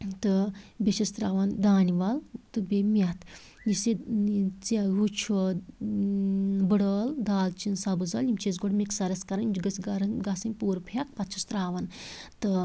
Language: Kashmiri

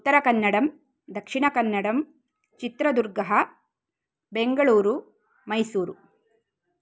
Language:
Sanskrit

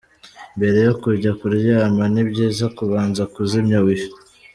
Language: Kinyarwanda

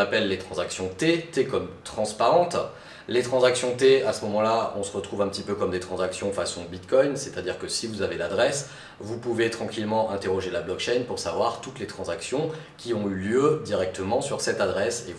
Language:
French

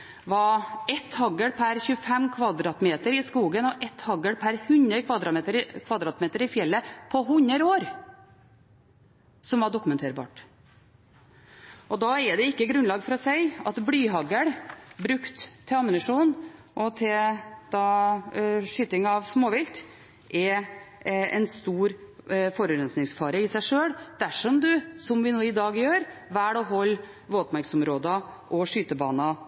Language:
Norwegian Bokmål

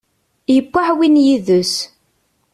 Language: Kabyle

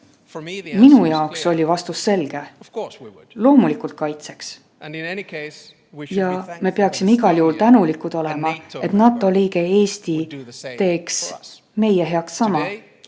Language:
Estonian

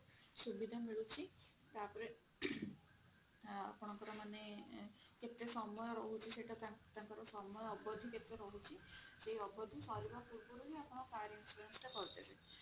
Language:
Odia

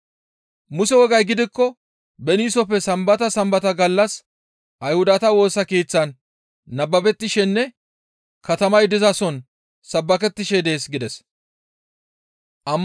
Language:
Gamo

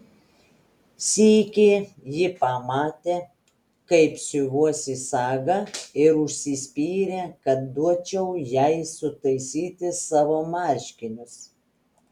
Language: Lithuanian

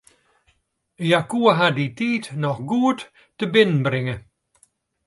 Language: Western Frisian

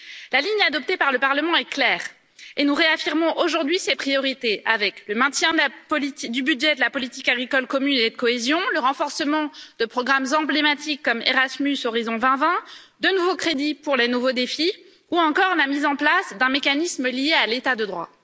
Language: French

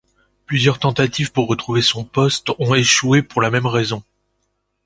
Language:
French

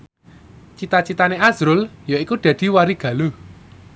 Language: Javanese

